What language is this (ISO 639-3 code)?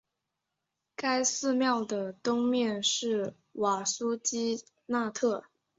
zho